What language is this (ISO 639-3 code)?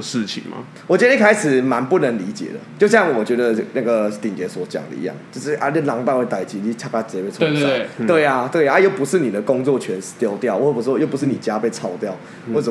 zho